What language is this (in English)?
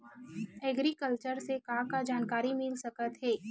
Chhattisgarhi